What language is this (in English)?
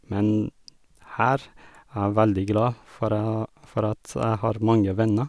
Norwegian